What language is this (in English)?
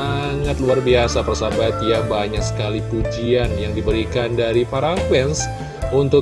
Indonesian